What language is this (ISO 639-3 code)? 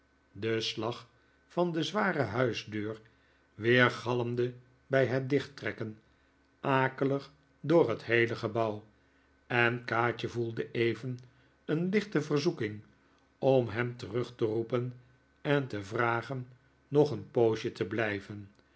nld